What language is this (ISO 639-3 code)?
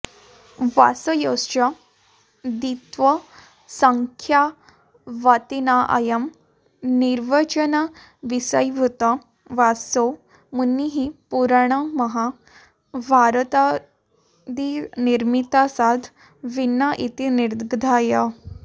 san